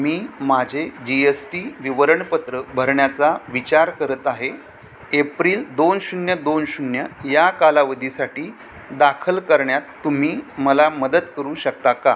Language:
Marathi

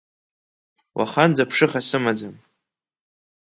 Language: Abkhazian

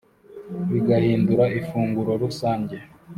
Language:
Kinyarwanda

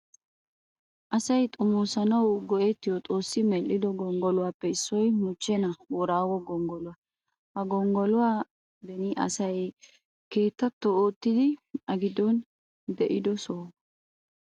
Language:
Wolaytta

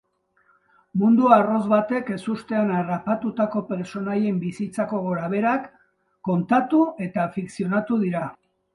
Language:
Basque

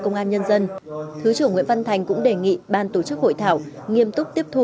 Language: Vietnamese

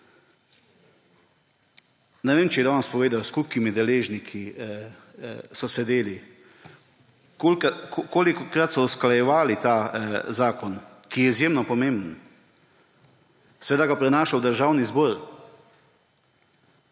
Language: Slovenian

